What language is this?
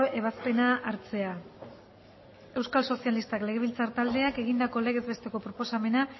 Basque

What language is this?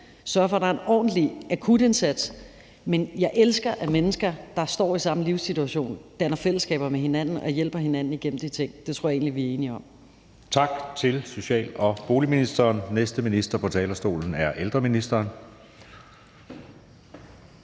Danish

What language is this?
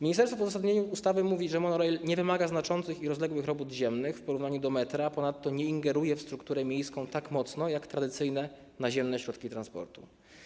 Polish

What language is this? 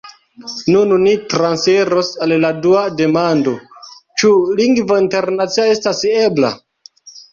Esperanto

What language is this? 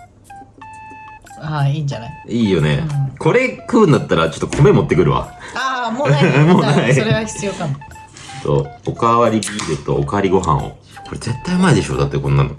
Japanese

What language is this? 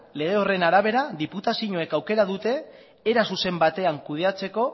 Basque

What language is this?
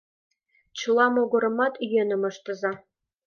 Mari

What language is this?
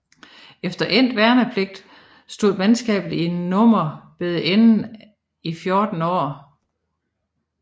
Danish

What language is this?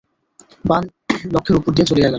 Bangla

